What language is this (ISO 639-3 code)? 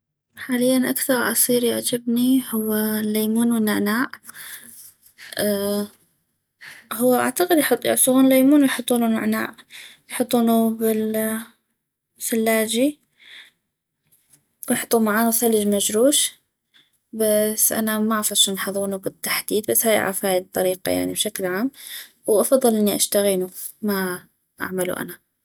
ayp